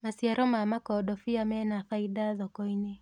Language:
Kikuyu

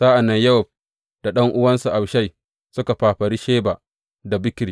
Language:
Hausa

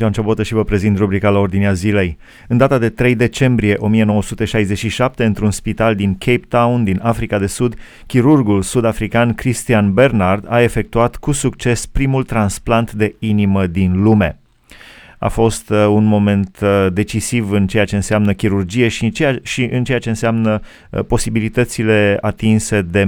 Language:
Romanian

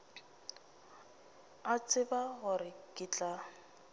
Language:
Northern Sotho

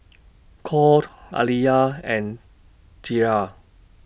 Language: English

